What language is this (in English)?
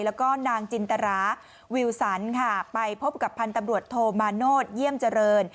Thai